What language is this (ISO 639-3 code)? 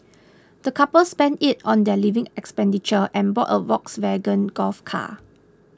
eng